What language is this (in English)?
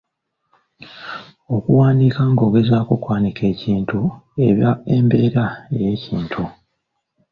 Ganda